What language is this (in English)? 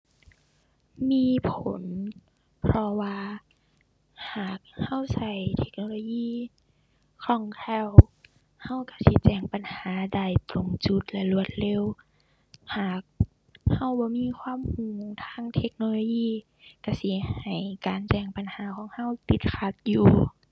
Thai